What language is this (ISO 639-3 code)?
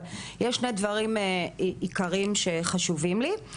heb